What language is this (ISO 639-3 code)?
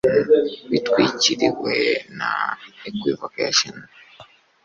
kin